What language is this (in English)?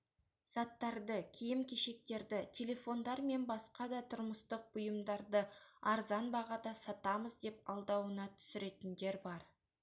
Kazakh